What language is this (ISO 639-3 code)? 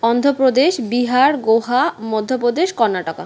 ben